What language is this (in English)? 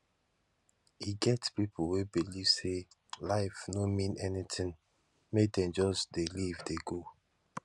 Nigerian Pidgin